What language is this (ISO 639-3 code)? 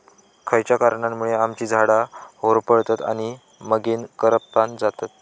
mar